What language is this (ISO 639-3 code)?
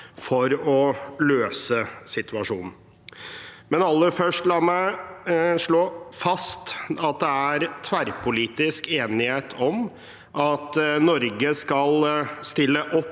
nor